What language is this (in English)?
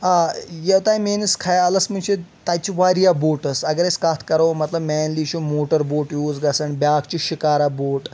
Kashmiri